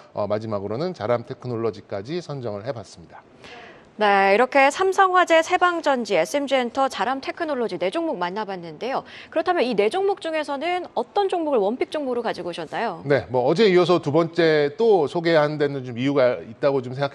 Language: Korean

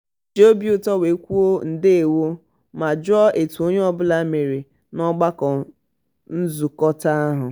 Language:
Igbo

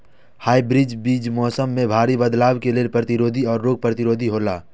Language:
Maithili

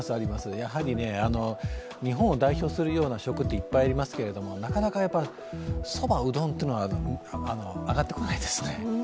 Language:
Japanese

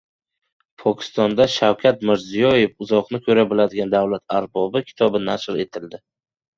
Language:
Uzbek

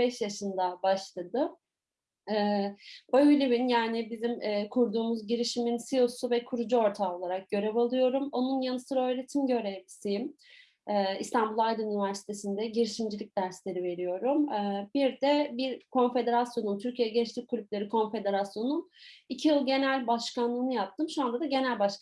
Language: Turkish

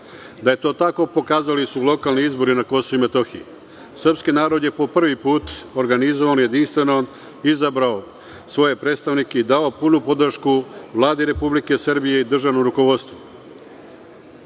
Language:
Serbian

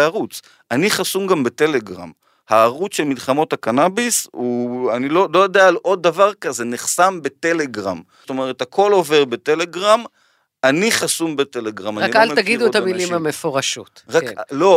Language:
Hebrew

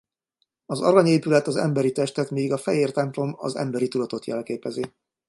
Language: Hungarian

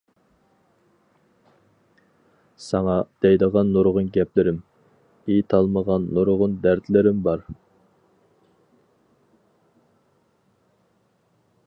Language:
Uyghur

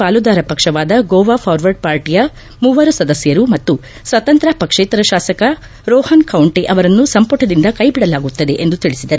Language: Kannada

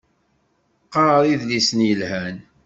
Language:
Kabyle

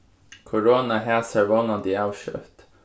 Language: Faroese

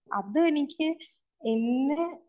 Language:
Malayalam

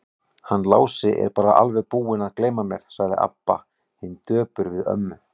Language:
Icelandic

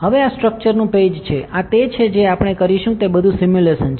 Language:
Gujarati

